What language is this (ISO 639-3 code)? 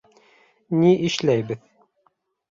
bak